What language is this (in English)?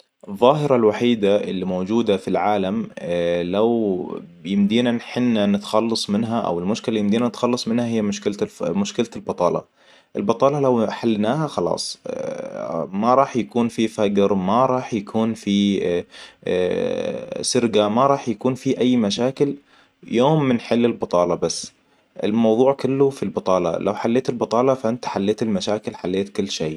Hijazi Arabic